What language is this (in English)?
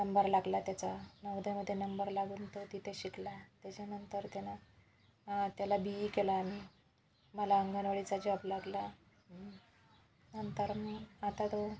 Marathi